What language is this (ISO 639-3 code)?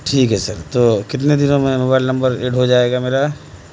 urd